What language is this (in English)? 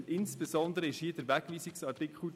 Swiss German